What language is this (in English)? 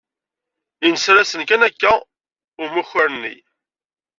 Kabyle